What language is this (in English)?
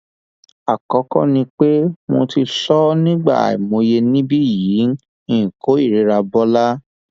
Yoruba